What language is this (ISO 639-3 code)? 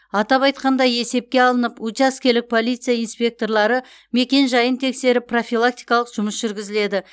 kaz